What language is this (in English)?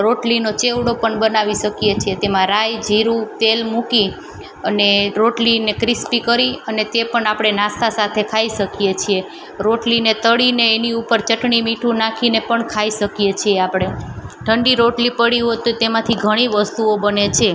Gujarati